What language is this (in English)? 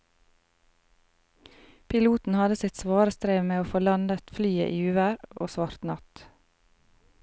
Norwegian